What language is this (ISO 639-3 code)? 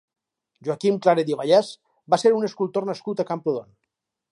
cat